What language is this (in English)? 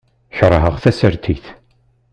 Kabyle